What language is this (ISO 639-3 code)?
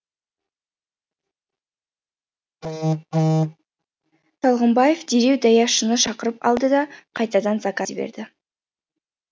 kaz